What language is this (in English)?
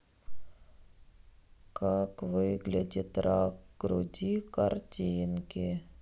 Russian